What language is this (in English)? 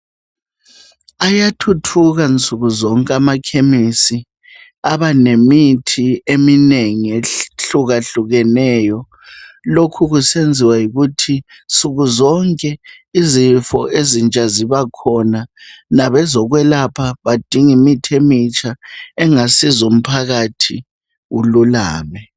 North Ndebele